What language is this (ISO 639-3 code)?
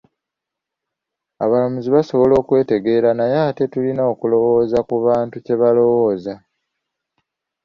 lug